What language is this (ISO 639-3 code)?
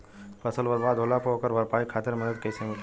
bho